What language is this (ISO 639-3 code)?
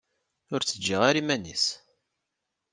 kab